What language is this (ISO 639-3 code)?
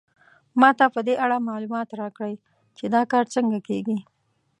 pus